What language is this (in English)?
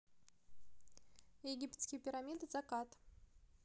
Russian